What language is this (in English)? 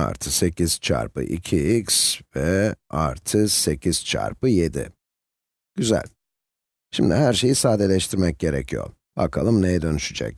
Turkish